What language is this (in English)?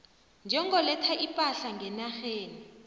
South Ndebele